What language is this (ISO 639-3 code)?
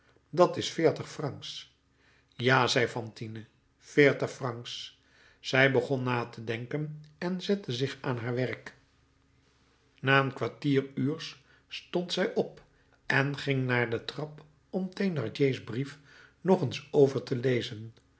nld